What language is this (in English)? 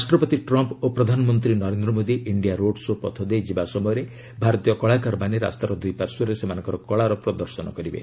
Odia